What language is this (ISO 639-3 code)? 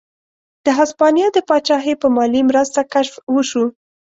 pus